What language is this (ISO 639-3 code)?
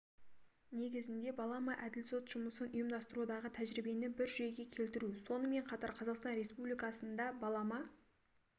kaz